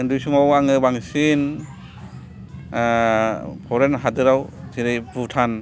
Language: Bodo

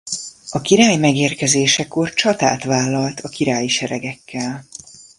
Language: Hungarian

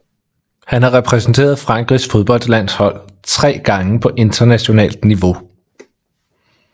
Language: Danish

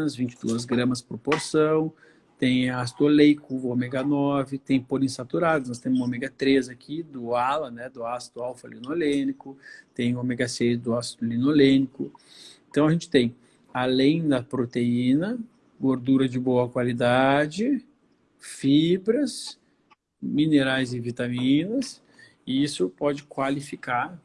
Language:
Portuguese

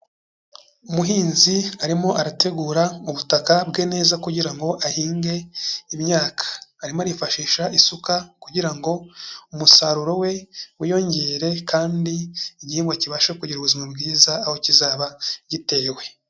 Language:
Kinyarwanda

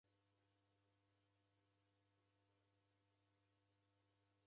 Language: Taita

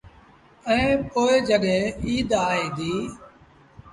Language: Sindhi Bhil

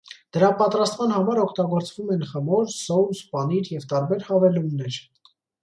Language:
Armenian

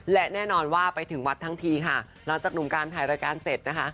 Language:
Thai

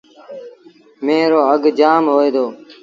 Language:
Sindhi Bhil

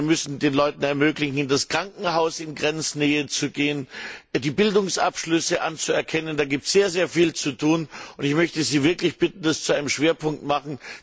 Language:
German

